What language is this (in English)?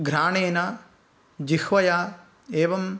Sanskrit